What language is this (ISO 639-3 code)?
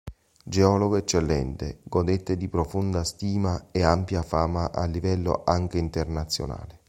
ita